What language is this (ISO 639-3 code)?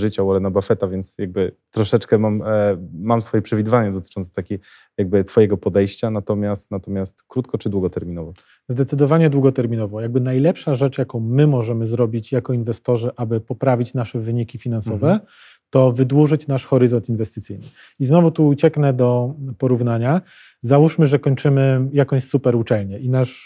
pol